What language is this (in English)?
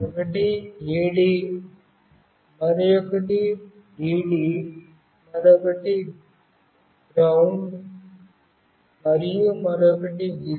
Telugu